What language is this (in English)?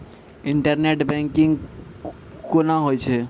Maithili